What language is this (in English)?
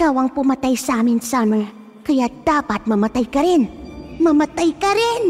Filipino